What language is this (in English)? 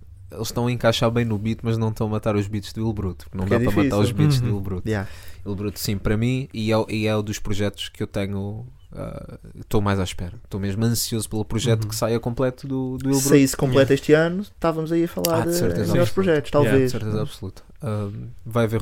Portuguese